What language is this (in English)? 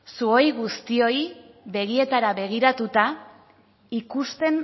Basque